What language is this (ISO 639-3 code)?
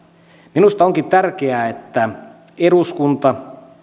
fin